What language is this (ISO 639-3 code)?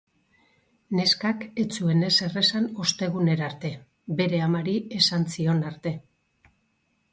eus